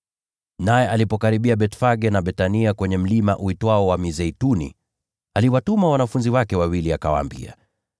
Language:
Swahili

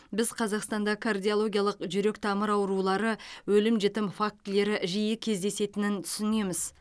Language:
Kazakh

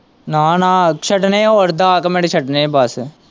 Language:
Punjabi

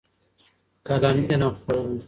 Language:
Pashto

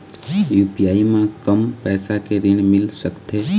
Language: Chhattisgarhi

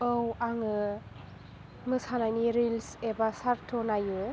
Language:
Bodo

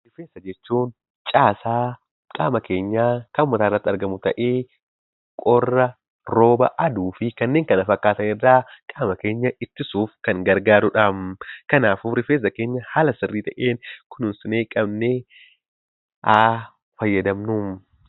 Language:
Oromo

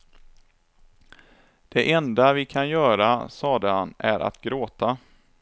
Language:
Swedish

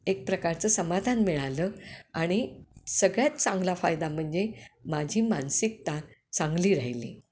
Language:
Marathi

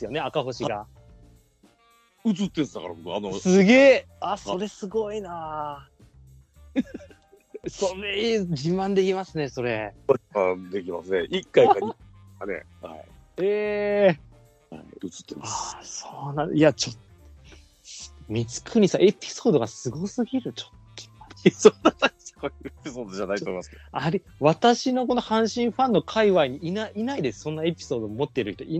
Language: Japanese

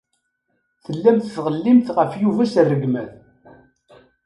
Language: Kabyle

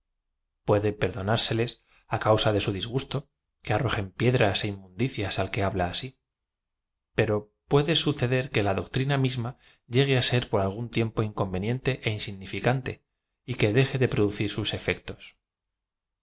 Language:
Spanish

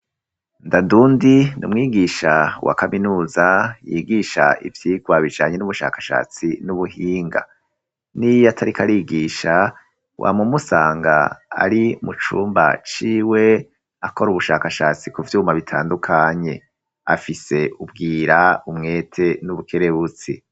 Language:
Rundi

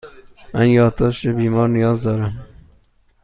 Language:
Persian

